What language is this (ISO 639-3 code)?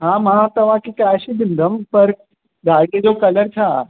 snd